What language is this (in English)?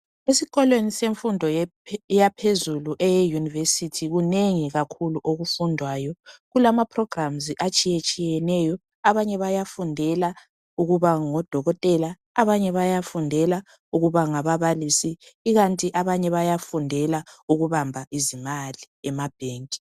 North Ndebele